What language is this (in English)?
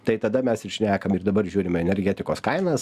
Lithuanian